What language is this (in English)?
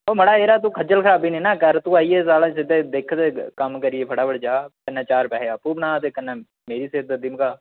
Dogri